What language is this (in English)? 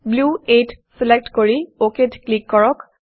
Assamese